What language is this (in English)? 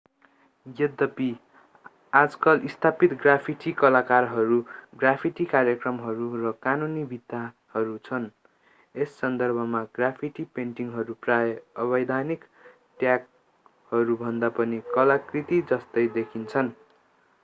Nepali